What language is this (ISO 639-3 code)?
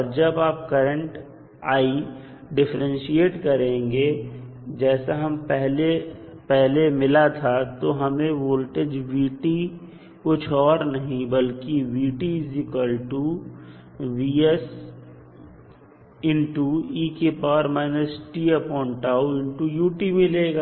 hin